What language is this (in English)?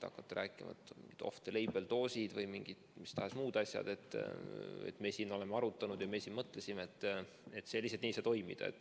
Estonian